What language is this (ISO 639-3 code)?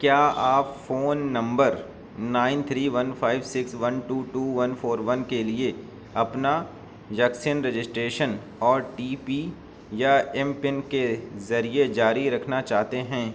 urd